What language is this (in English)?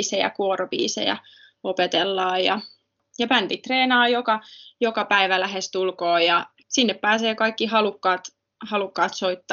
Finnish